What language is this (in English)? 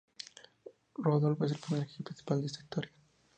Spanish